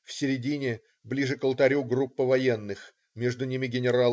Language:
Russian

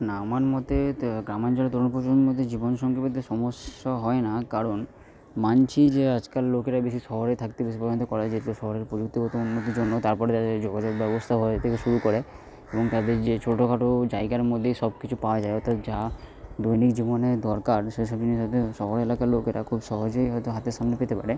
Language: Bangla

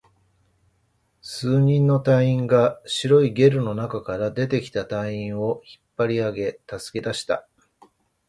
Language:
Japanese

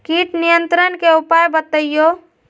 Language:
Magahi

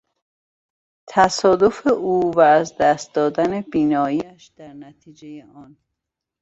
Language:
Persian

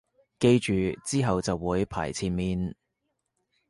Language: Cantonese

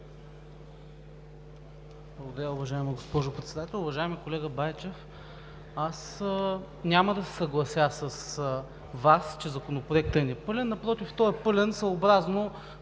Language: Bulgarian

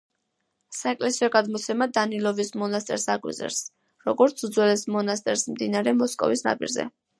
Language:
Georgian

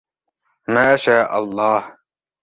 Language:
Arabic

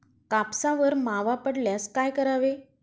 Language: Marathi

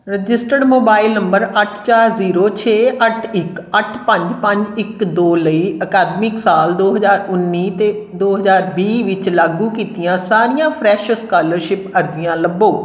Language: Punjabi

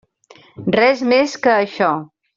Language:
Catalan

